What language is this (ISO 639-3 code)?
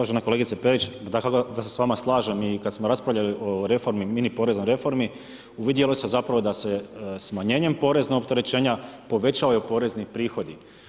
hrv